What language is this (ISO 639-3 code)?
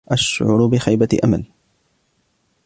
ara